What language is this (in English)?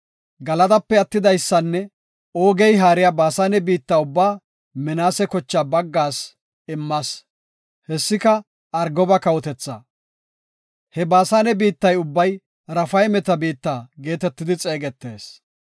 Gofa